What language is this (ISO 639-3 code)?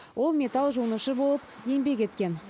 kaz